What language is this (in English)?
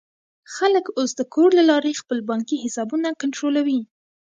Pashto